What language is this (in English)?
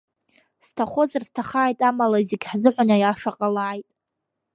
Abkhazian